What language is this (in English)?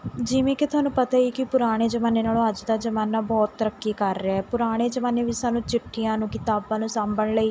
Punjabi